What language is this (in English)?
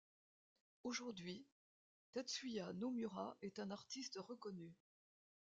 French